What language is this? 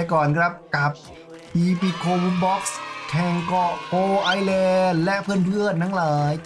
Thai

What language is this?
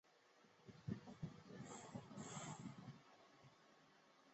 Chinese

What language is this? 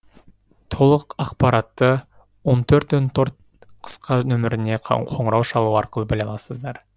Kazakh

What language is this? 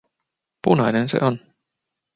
Finnish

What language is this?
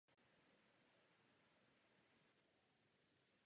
Czech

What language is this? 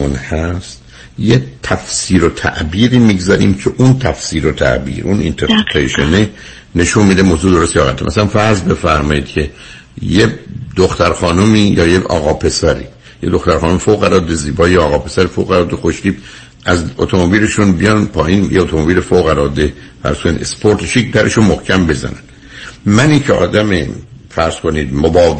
Persian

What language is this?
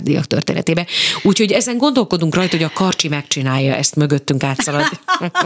Hungarian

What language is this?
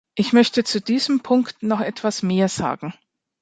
German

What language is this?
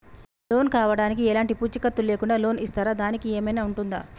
Telugu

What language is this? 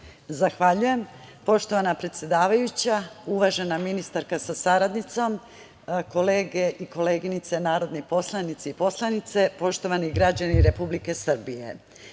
Serbian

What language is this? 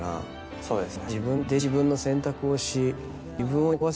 Japanese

